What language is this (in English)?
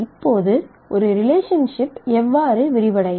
Tamil